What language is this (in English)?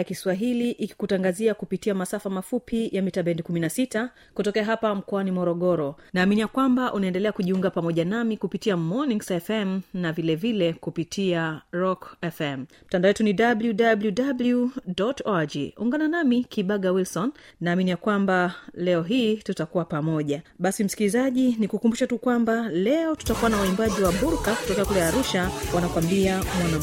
Swahili